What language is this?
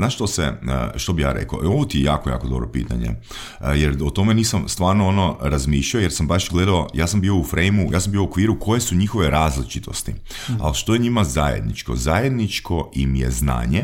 Croatian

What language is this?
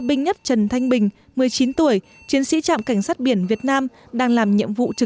Vietnamese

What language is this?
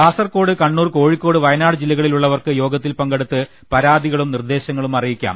Malayalam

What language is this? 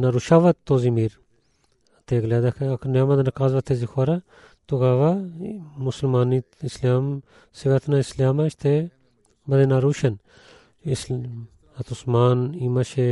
Bulgarian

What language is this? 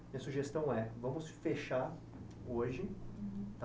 Portuguese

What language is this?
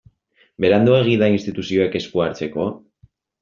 Basque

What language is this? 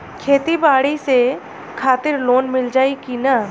Bhojpuri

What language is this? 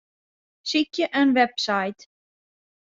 Western Frisian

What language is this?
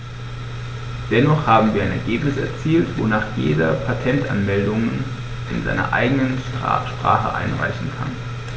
German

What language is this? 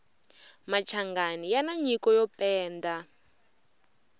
Tsonga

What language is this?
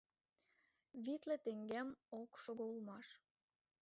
Mari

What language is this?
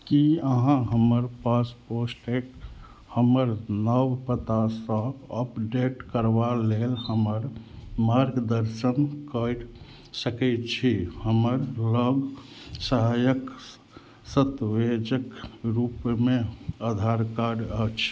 Maithili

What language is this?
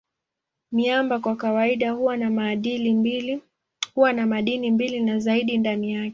Swahili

